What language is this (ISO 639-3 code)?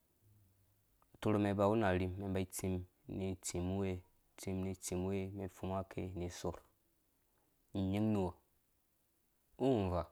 ldb